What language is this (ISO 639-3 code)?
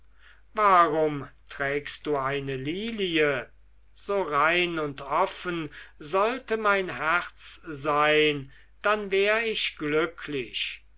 deu